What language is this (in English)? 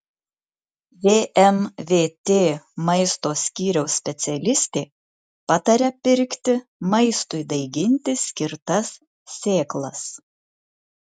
Lithuanian